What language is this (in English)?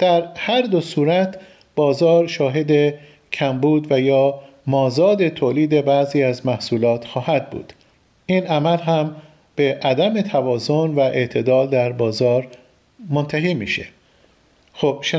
Persian